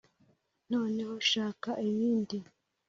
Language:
Kinyarwanda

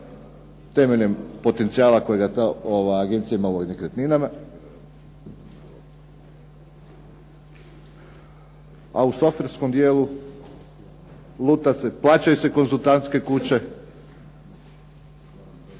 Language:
Croatian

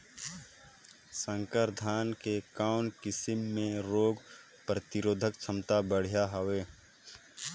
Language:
Chhattisgarhi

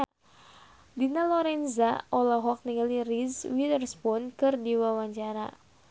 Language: Sundanese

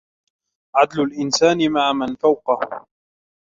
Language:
Arabic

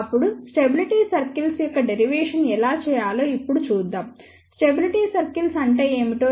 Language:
Telugu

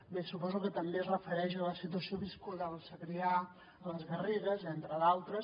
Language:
Catalan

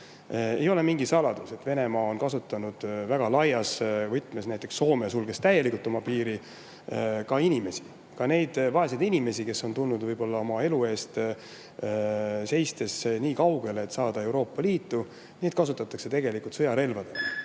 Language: Estonian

